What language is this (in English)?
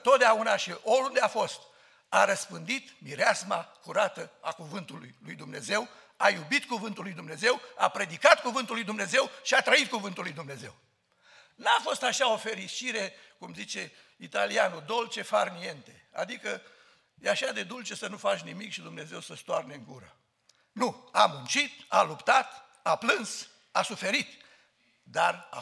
Romanian